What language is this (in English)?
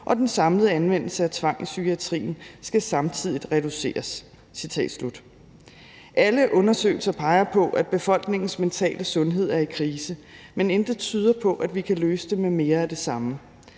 Danish